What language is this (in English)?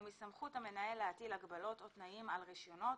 Hebrew